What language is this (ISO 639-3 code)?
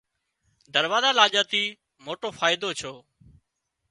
kxp